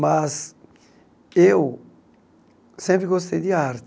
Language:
Portuguese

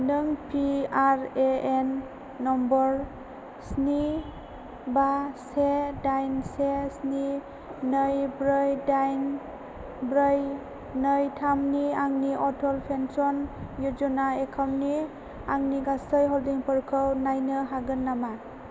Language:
Bodo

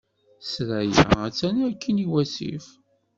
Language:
Kabyle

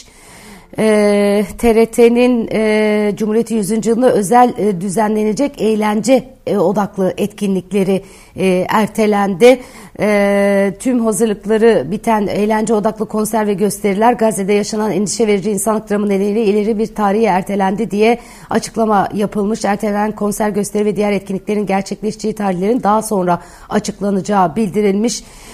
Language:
Turkish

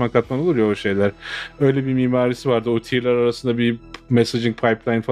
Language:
Turkish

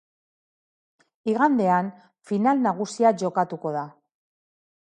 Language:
Basque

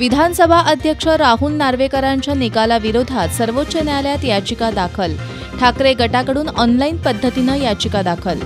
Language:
Marathi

